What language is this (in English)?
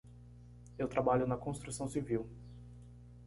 Portuguese